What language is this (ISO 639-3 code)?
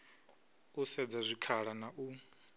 ven